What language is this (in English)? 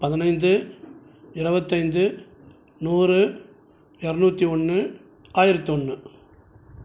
Tamil